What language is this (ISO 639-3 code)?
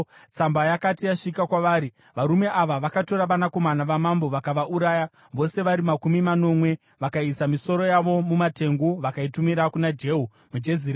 sna